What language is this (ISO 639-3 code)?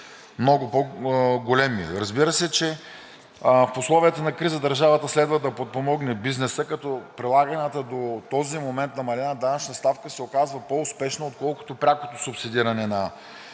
bul